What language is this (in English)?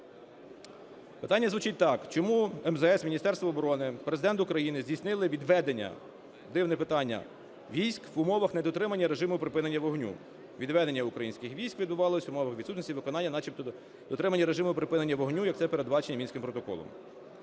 Ukrainian